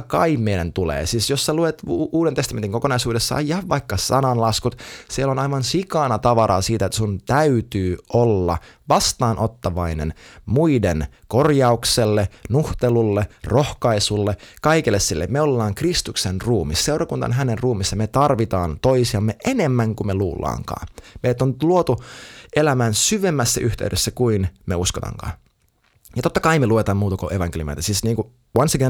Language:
Finnish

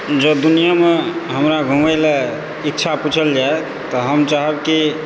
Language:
Maithili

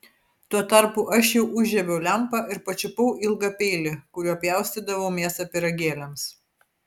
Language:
Lithuanian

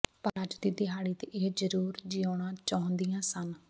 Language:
Punjabi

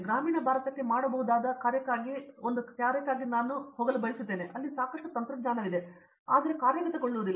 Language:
Kannada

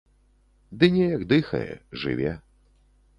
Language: Belarusian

